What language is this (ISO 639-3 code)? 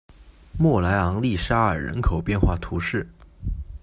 zho